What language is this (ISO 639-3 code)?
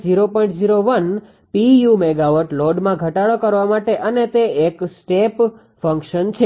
guj